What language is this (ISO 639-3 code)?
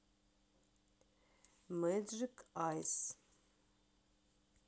rus